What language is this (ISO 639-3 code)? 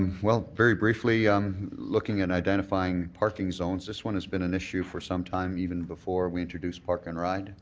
eng